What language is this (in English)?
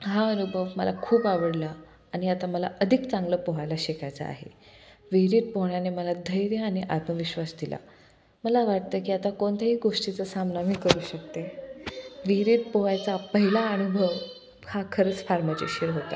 Marathi